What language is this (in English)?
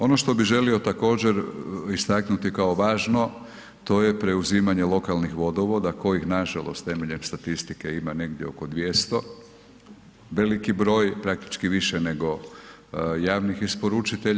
Croatian